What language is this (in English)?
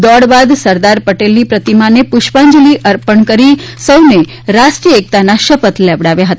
Gujarati